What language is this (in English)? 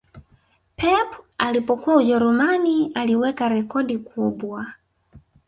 Swahili